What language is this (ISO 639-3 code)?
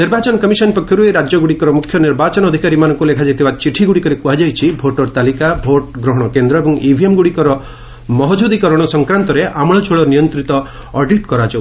ori